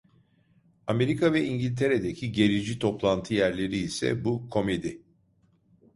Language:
Turkish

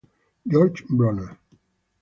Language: Italian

